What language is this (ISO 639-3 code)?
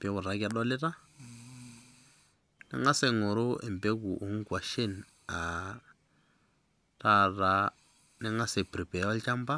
mas